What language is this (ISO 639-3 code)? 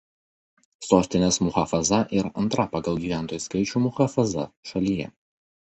lit